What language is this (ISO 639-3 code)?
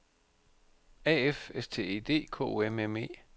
dan